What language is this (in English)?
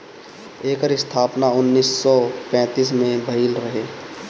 Bhojpuri